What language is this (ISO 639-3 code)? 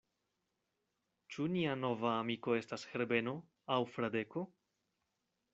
epo